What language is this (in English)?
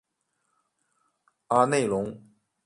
Chinese